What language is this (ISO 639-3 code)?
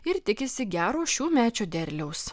lit